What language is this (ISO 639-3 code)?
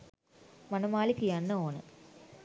sin